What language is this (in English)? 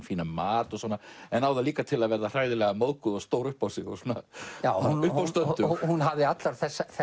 Icelandic